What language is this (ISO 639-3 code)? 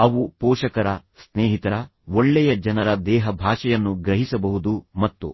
kan